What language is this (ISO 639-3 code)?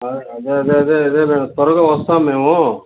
tel